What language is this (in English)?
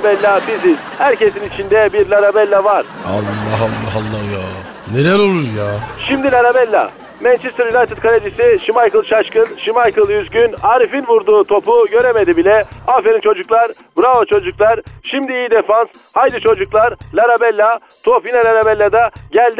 Turkish